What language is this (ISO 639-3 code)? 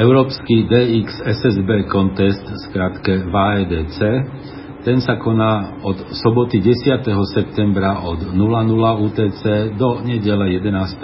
slk